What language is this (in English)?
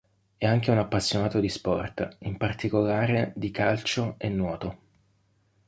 Italian